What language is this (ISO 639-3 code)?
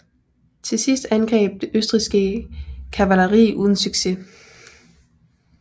dan